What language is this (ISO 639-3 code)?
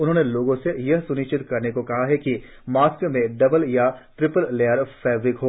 hin